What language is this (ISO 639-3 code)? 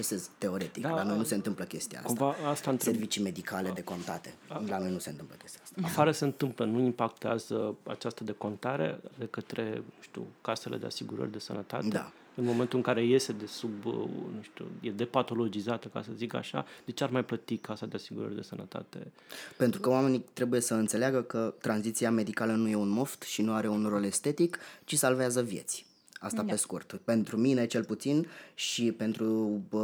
ron